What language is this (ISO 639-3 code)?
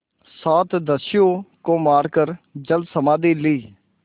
hin